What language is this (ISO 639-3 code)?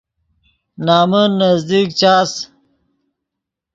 ydg